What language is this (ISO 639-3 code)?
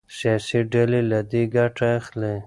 pus